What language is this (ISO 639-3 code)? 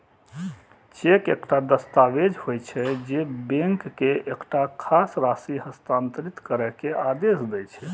mai